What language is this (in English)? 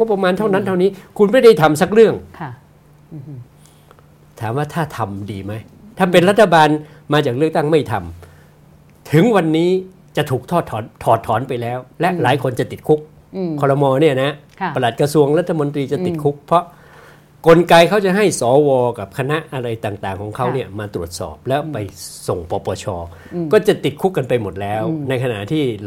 Thai